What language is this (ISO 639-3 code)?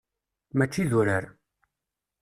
kab